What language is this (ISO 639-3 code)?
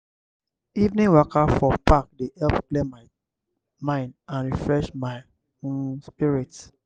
pcm